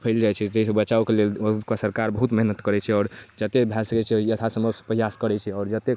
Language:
Maithili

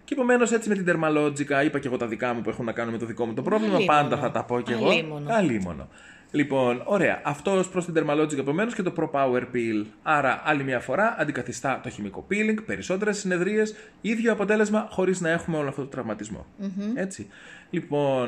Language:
Greek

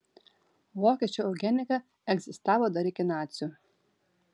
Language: Lithuanian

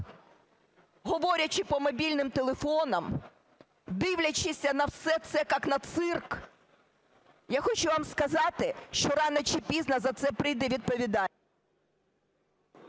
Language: Ukrainian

